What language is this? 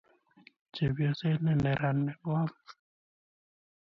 Kalenjin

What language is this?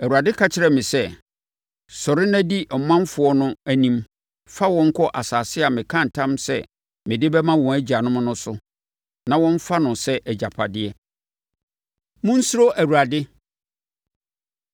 Akan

